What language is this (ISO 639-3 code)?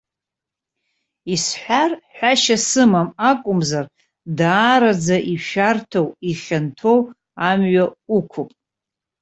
abk